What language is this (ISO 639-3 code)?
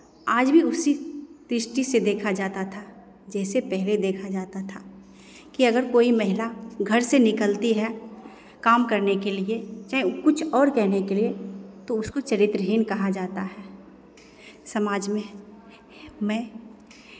hin